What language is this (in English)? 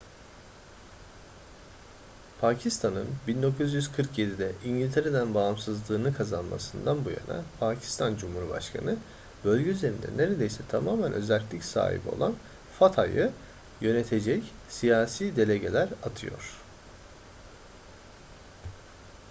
Turkish